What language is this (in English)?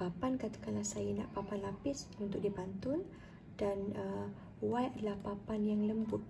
Malay